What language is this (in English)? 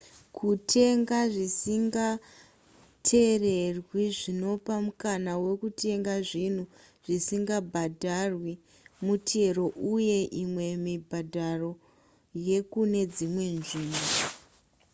Shona